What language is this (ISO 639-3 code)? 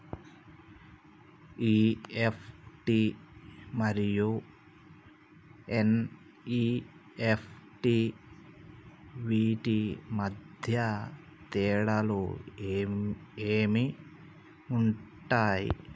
tel